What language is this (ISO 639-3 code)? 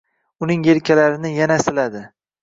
uzb